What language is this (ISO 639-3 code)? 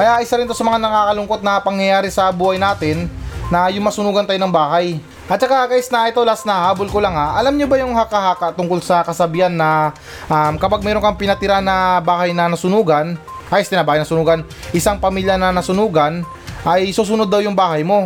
fil